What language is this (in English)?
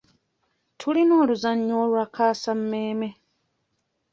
Ganda